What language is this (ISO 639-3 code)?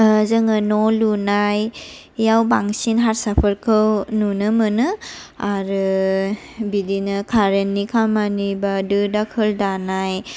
brx